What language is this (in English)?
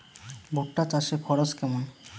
Bangla